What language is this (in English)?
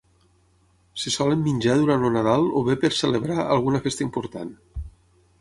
Catalan